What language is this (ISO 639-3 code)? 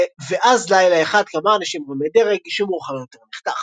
heb